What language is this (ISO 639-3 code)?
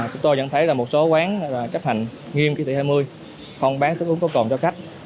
vie